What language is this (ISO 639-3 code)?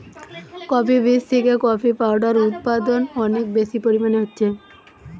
ben